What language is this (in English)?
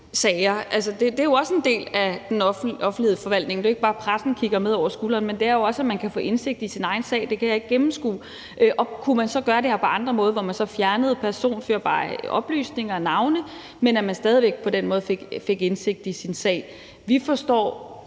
Danish